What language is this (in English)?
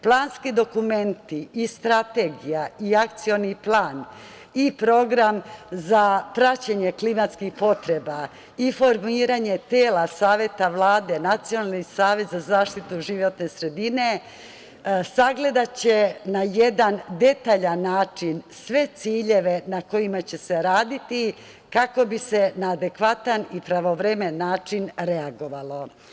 Serbian